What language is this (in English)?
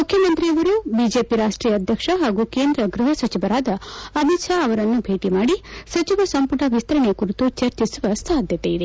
Kannada